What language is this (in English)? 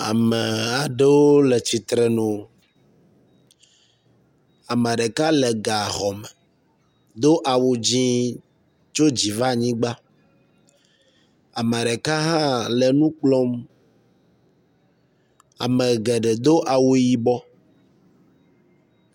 Ewe